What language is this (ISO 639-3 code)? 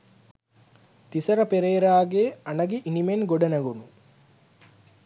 sin